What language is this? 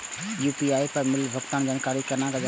Maithili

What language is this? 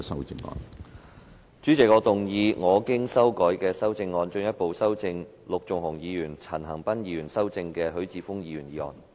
Cantonese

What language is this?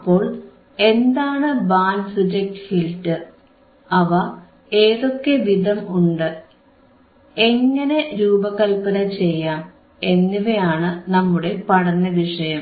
Malayalam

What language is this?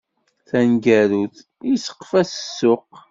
Kabyle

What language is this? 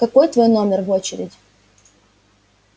Russian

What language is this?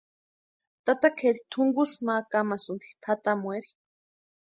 Western Highland Purepecha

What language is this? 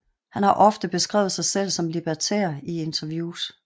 Danish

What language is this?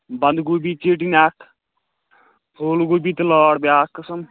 Kashmiri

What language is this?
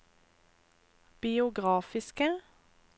Norwegian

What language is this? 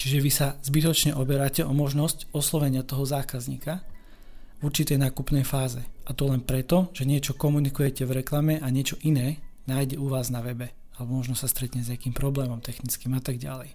Slovak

